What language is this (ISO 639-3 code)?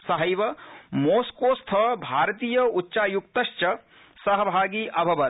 san